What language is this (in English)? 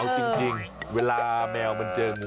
Thai